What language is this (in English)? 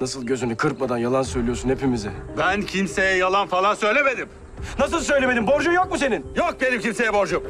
Turkish